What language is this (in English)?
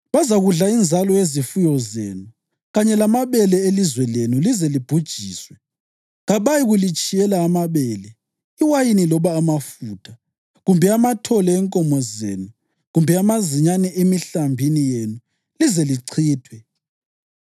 North Ndebele